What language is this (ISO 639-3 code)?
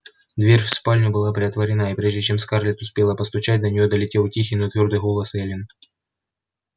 rus